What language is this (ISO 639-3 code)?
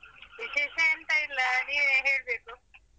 kan